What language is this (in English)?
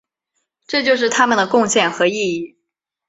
Chinese